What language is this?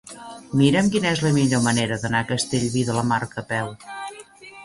Catalan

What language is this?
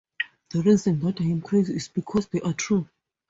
English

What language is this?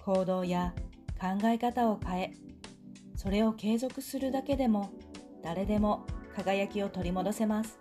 Japanese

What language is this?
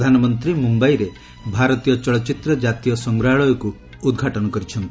Odia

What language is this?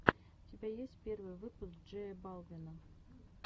Russian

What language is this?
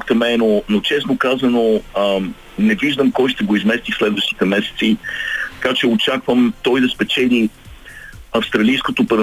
Bulgarian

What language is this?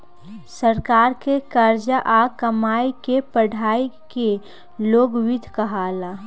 Bhojpuri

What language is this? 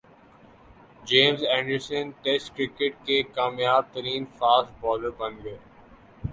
Urdu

